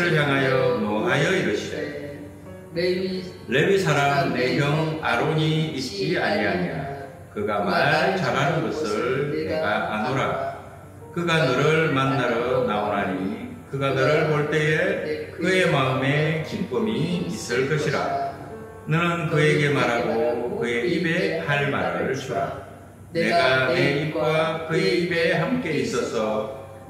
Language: Korean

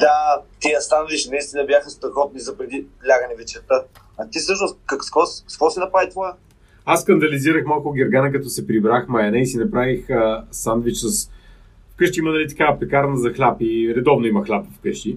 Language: Bulgarian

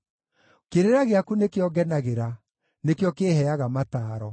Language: Kikuyu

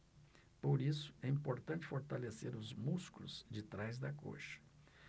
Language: Portuguese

